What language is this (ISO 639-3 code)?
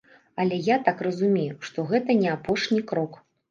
bel